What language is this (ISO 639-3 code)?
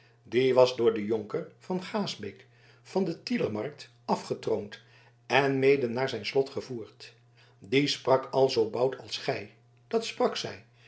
nld